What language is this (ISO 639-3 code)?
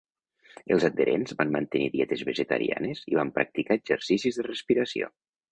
cat